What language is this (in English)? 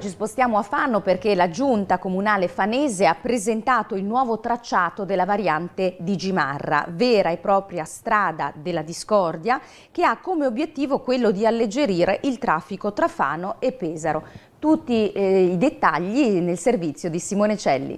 Italian